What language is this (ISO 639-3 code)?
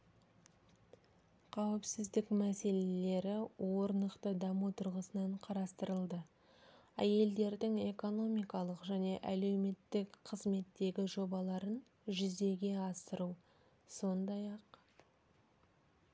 kaz